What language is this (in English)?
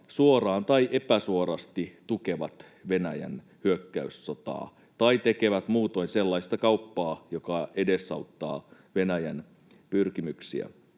Finnish